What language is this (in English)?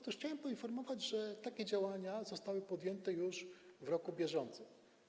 Polish